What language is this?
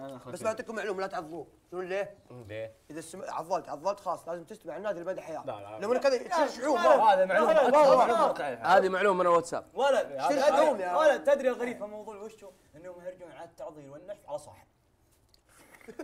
Arabic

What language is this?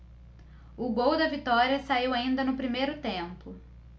Portuguese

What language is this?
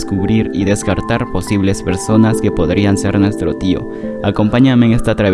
Spanish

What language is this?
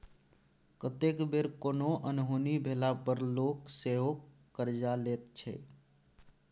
Maithili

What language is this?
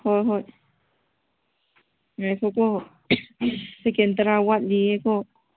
Manipuri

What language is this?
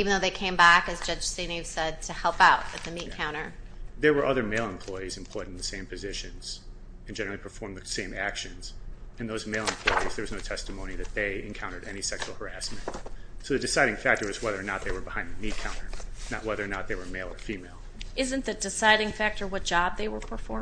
English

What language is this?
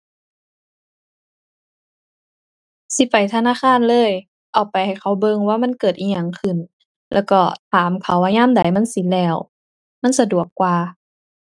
Thai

